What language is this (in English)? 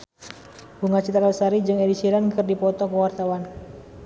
Sundanese